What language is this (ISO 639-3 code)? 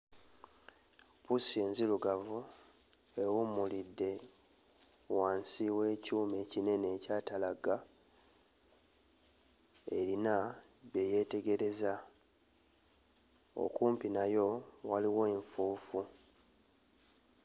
lug